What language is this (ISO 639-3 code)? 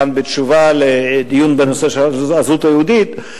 heb